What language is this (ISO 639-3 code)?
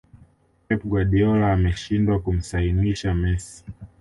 swa